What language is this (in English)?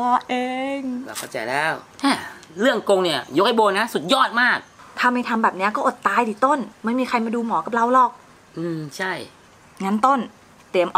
Thai